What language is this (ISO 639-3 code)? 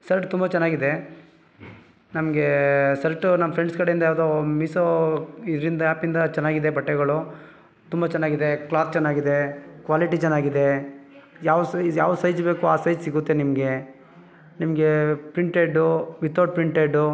kan